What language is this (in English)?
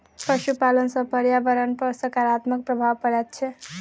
Maithili